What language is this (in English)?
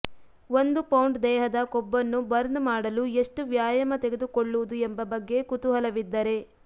Kannada